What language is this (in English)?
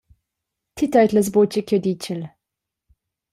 Romansh